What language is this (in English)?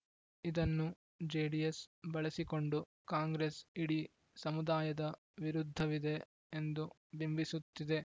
Kannada